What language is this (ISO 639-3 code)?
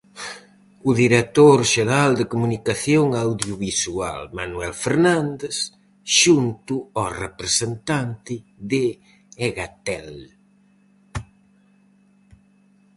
glg